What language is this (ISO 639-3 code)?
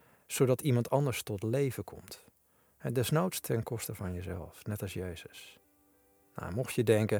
nld